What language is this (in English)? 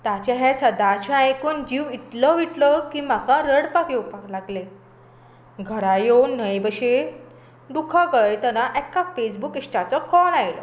Konkani